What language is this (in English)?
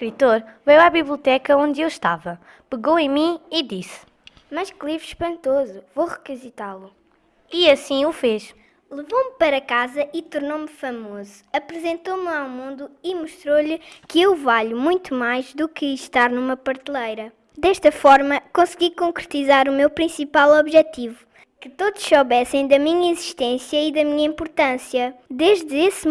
Portuguese